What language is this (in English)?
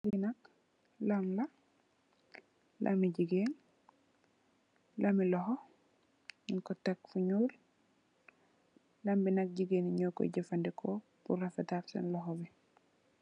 Wolof